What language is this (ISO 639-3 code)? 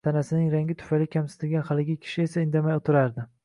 uzb